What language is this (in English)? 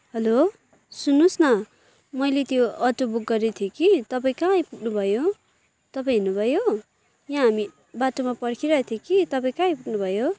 Nepali